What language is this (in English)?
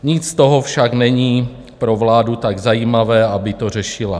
Czech